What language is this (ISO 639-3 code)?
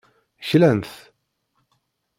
kab